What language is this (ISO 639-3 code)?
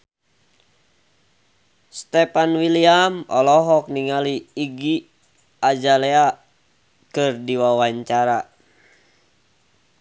sun